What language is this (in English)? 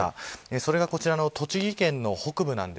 Japanese